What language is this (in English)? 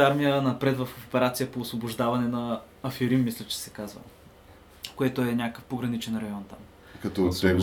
Bulgarian